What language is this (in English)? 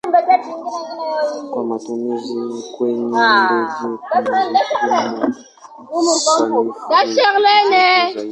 Swahili